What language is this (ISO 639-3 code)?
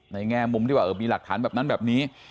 tha